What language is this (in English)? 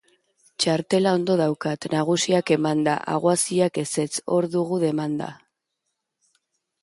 Basque